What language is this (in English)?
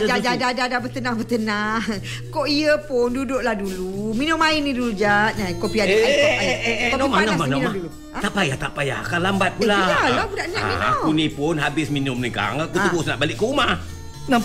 Malay